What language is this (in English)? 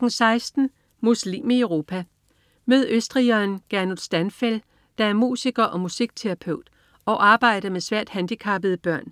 Danish